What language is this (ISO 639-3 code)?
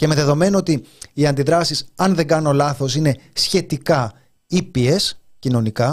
ell